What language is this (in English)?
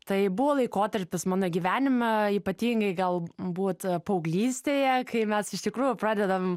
Lithuanian